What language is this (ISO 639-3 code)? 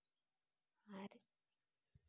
sat